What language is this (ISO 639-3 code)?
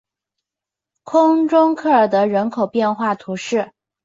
zho